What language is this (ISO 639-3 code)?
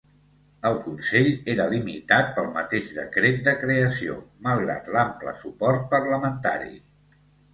cat